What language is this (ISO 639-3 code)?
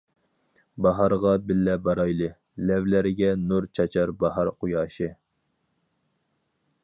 uig